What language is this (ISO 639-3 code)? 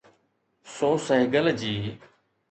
snd